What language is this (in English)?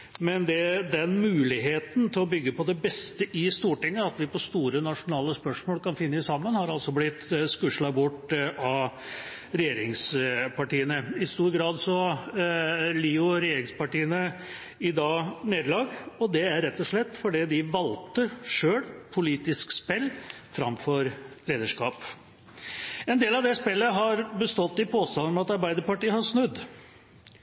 Norwegian Bokmål